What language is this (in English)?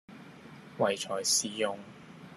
Cantonese